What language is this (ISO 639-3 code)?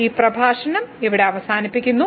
mal